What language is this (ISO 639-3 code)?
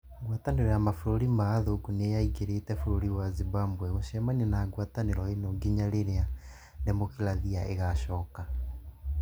kik